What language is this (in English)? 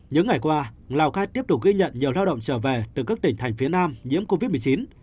Vietnamese